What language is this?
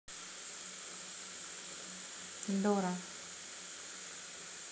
Russian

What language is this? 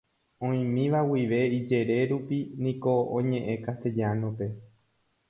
Guarani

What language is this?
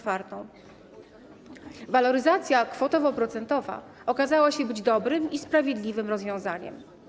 Polish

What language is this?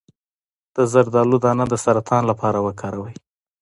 Pashto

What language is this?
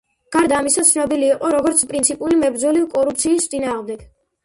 Georgian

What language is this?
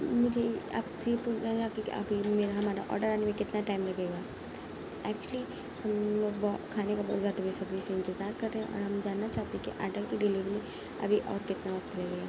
Urdu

